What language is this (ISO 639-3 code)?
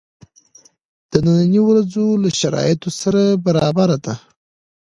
pus